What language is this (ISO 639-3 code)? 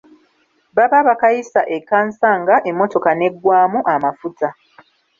lug